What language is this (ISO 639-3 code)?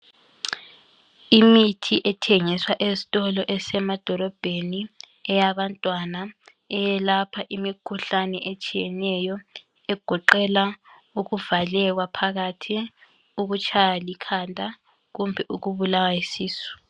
nde